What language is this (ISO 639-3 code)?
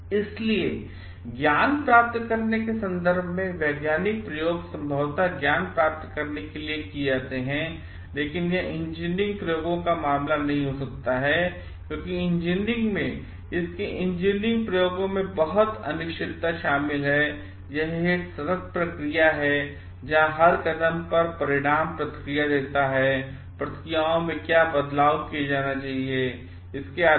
hin